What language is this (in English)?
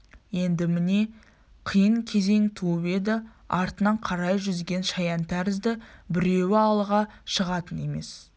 Kazakh